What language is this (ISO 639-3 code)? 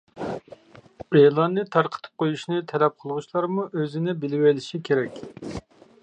uig